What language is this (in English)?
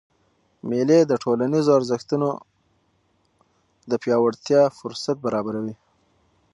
Pashto